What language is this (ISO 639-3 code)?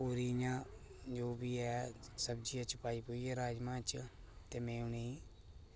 doi